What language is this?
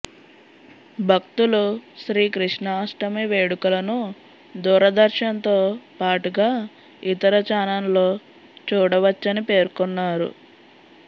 Telugu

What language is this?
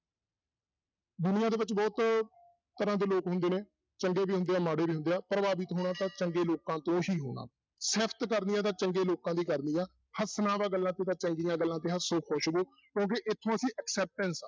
Punjabi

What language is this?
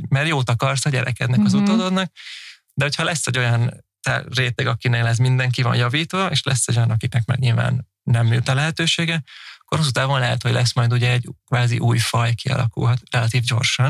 Hungarian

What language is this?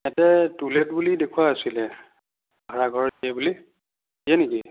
Assamese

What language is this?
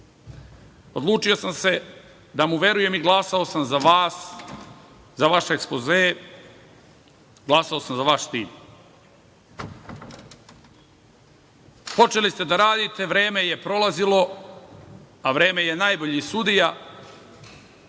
Serbian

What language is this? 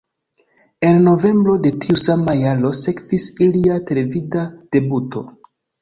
Esperanto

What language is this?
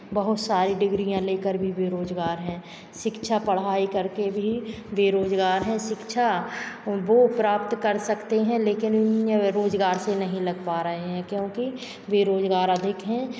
Hindi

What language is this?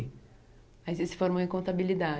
Portuguese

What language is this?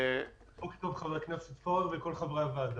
Hebrew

